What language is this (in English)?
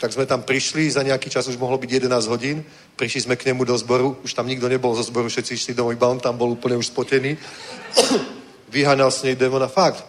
Czech